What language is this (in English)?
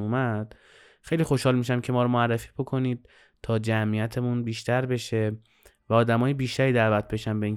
Persian